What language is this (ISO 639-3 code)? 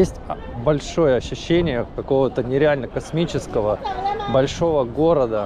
rus